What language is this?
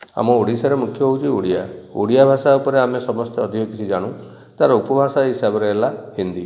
Odia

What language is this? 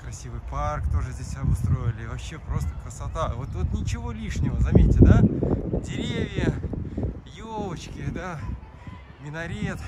Russian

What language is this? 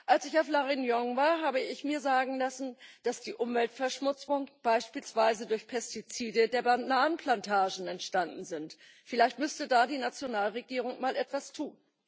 German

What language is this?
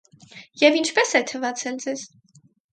Armenian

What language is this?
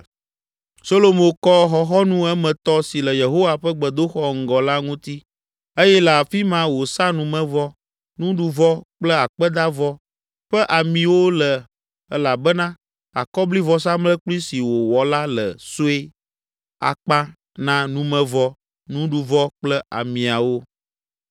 Ewe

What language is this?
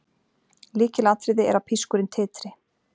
Icelandic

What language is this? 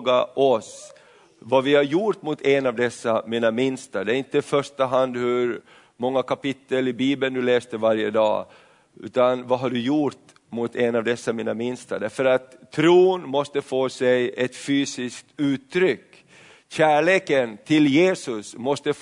Swedish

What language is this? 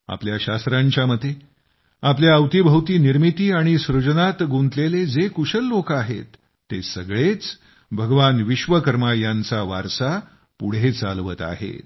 Marathi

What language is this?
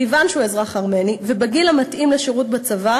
Hebrew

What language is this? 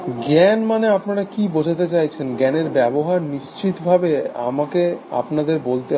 Bangla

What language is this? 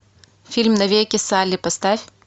Russian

